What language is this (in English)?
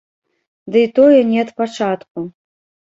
Belarusian